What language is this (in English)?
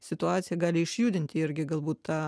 Lithuanian